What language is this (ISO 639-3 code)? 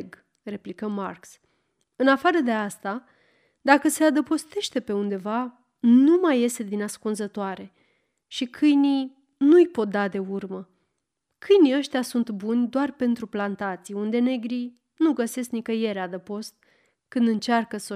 ron